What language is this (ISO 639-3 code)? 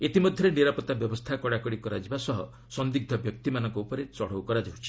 ori